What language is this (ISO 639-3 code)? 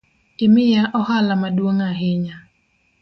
luo